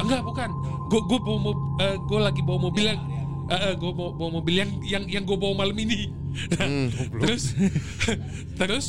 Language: Indonesian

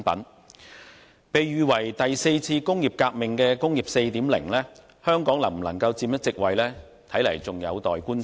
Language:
Cantonese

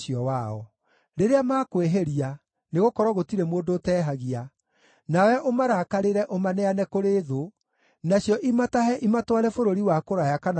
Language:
Kikuyu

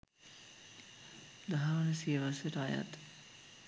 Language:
Sinhala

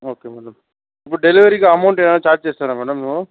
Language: Telugu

